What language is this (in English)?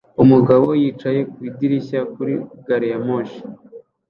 Kinyarwanda